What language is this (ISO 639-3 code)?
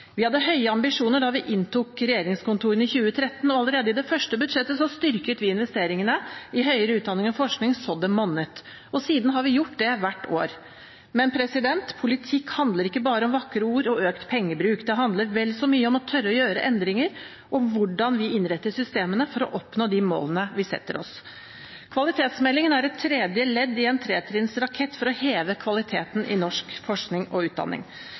nob